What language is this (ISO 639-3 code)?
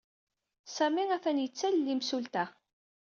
kab